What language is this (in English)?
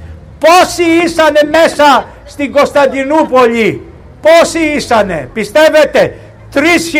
Greek